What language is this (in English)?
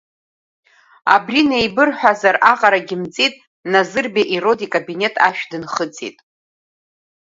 Abkhazian